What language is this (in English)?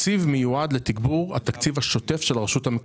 Hebrew